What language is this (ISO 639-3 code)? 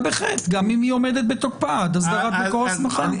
heb